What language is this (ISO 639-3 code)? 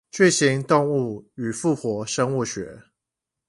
zho